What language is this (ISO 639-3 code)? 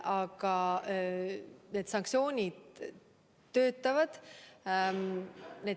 est